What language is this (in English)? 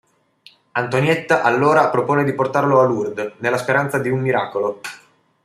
Italian